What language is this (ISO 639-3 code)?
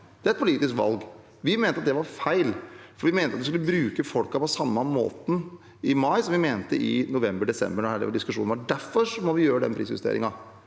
nor